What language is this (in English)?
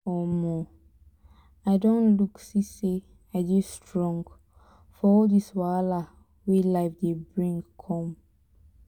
Nigerian Pidgin